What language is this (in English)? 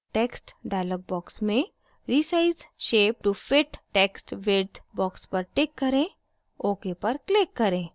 Hindi